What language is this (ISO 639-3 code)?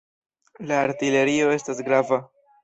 epo